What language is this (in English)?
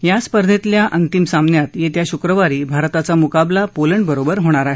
Marathi